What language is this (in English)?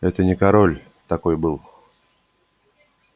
Russian